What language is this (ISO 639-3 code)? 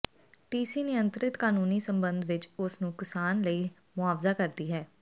pan